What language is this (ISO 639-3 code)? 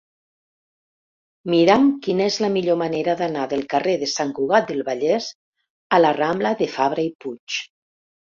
cat